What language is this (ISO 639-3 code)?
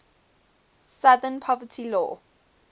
eng